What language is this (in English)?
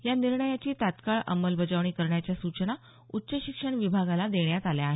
Marathi